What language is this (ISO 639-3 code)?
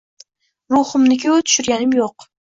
uzb